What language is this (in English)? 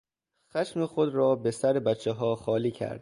Persian